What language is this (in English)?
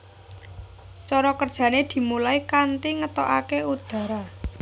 Javanese